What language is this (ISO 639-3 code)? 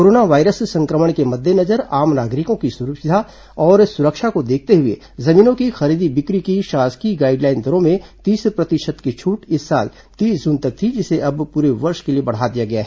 hin